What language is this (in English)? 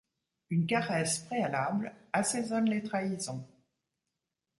French